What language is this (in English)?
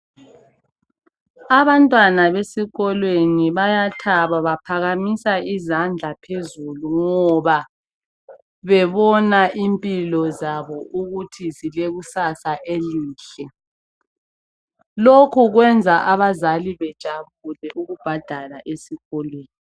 North Ndebele